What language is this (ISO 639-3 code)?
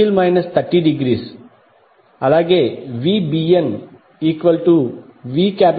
tel